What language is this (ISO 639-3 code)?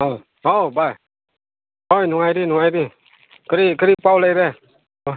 mni